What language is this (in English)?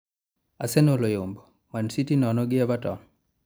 Luo (Kenya and Tanzania)